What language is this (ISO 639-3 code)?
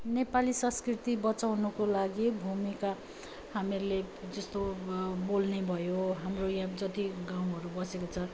nep